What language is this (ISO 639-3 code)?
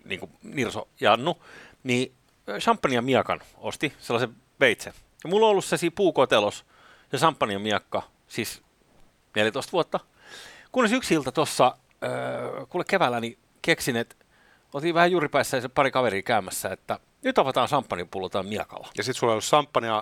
fin